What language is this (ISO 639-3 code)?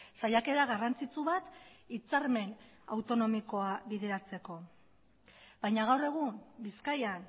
eus